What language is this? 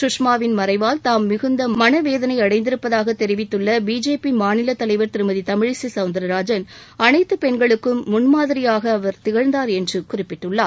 Tamil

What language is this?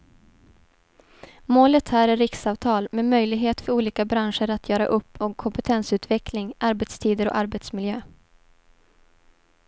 Swedish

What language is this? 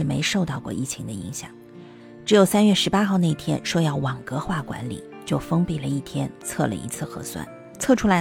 Chinese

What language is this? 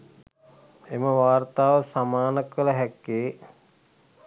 Sinhala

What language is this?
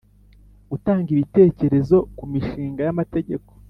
Kinyarwanda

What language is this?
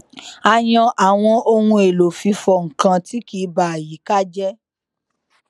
Yoruba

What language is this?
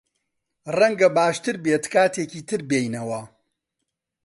Central Kurdish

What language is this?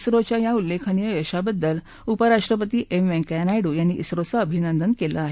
Marathi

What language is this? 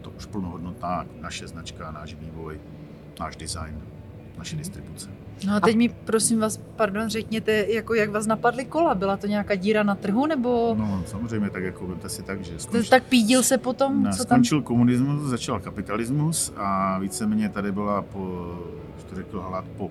Czech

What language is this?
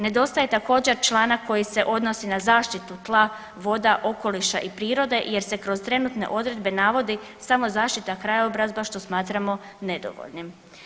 Croatian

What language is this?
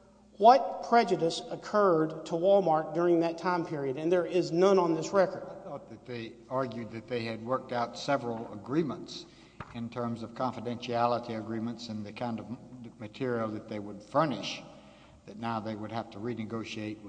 English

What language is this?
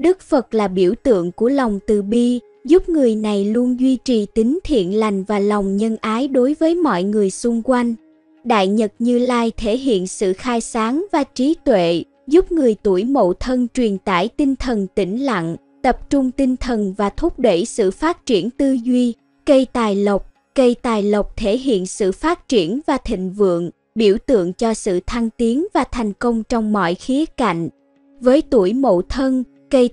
Vietnamese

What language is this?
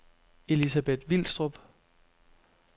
Danish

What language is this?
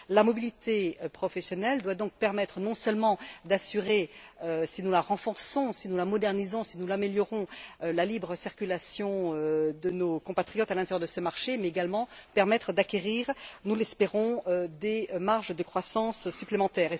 French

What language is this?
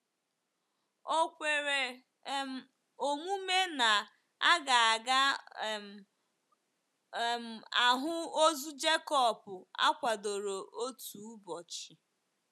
Igbo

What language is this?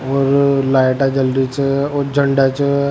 Rajasthani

